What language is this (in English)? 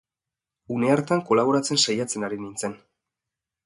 Basque